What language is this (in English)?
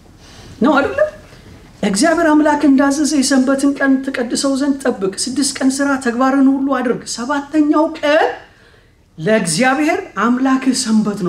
Arabic